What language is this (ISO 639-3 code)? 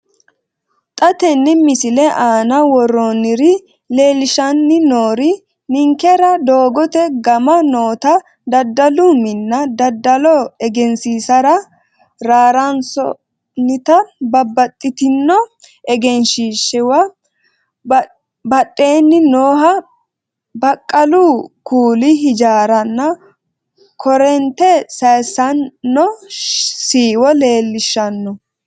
sid